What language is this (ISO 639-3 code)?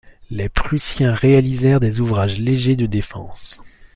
fra